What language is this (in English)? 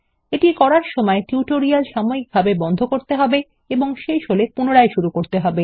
Bangla